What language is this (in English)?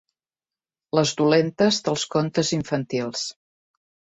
Catalan